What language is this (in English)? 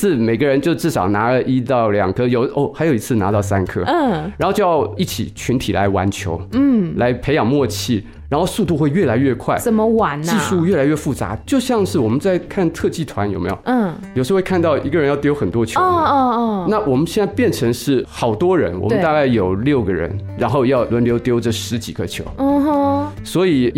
Chinese